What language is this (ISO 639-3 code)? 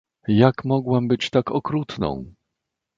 pol